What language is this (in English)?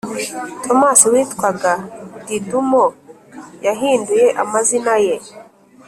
Kinyarwanda